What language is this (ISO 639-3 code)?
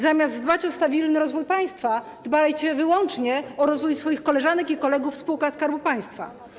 pol